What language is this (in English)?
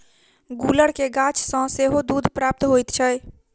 Maithili